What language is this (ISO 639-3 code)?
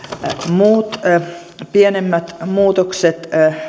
fin